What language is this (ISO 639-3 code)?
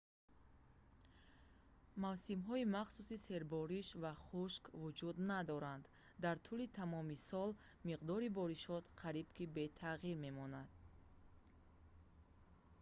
tgk